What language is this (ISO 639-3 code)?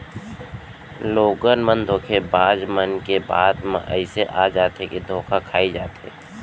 hne